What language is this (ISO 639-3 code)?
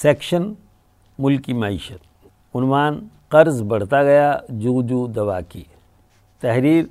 urd